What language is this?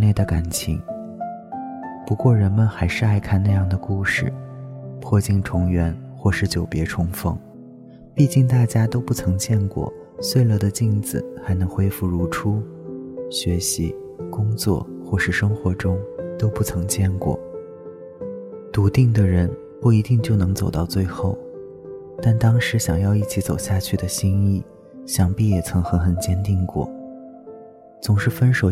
Chinese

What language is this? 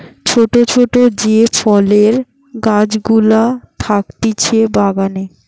Bangla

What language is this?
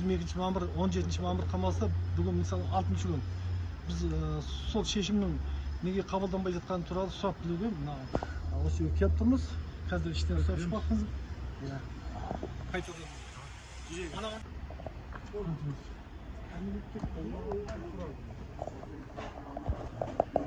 Turkish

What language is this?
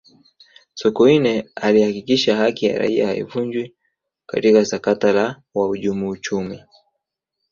Swahili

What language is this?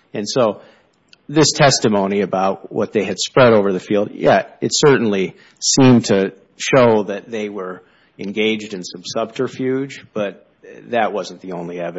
English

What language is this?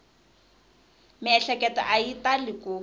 Tsonga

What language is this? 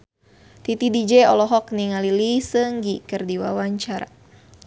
Sundanese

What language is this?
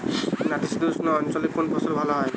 Bangla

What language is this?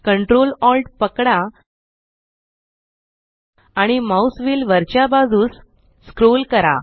Marathi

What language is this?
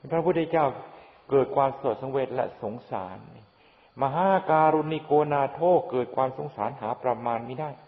Thai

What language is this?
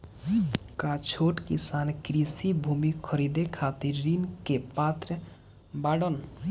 Bhojpuri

